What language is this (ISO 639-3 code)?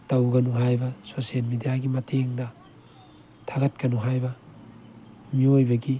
mni